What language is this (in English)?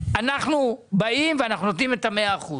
Hebrew